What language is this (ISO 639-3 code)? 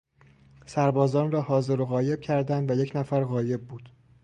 fas